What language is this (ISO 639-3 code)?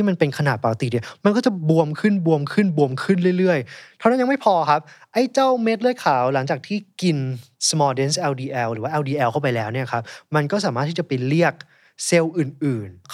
tha